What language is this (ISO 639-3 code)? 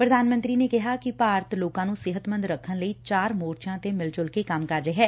pan